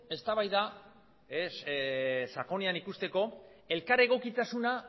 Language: Basque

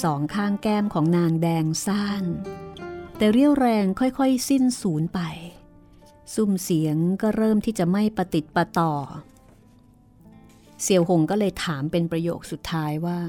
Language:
Thai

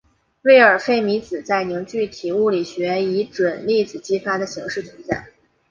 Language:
Chinese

